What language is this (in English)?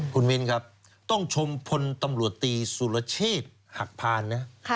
Thai